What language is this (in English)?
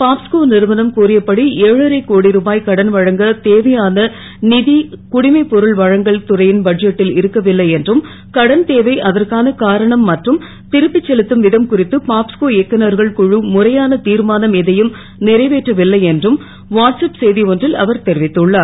Tamil